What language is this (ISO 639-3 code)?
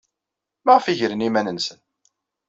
kab